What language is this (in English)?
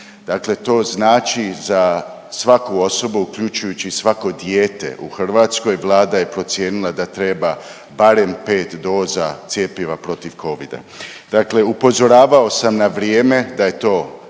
Croatian